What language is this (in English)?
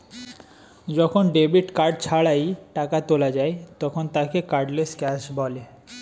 Bangla